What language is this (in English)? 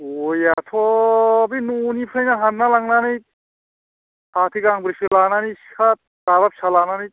Bodo